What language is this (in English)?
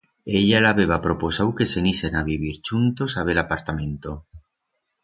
Aragonese